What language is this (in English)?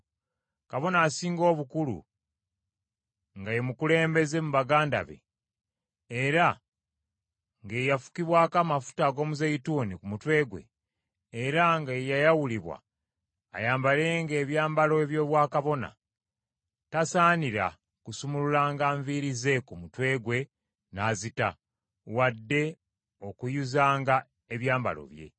Ganda